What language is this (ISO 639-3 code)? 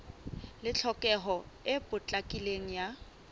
sot